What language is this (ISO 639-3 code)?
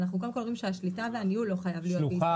heb